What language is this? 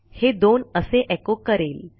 Marathi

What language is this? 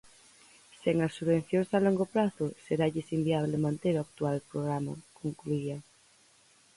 Galician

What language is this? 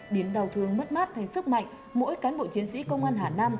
Vietnamese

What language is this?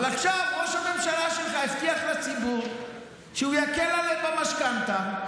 Hebrew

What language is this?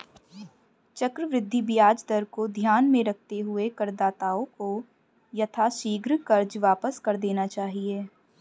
Hindi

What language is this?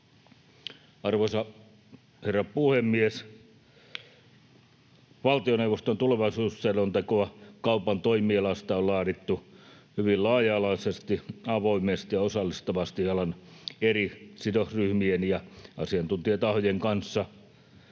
Finnish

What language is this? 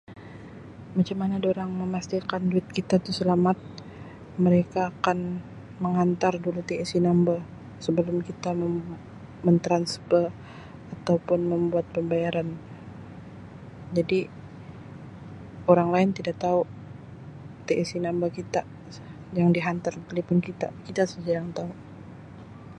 Sabah Malay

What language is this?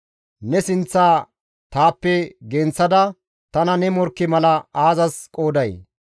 Gamo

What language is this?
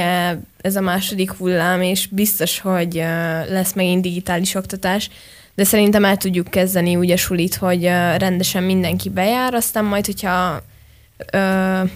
Hungarian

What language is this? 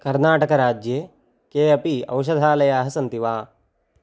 Sanskrit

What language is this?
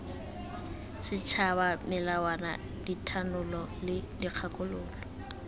Tswana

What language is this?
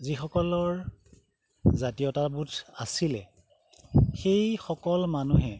Assamese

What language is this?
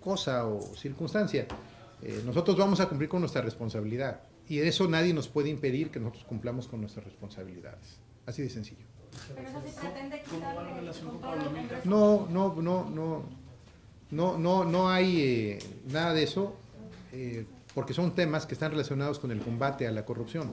Spanish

